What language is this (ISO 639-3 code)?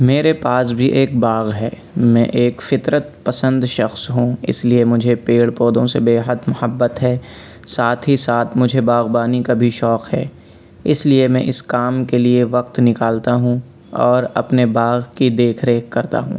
urd